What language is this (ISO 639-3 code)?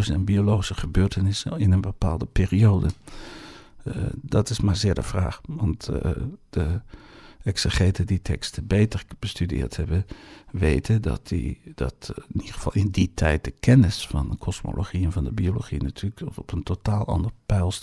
nld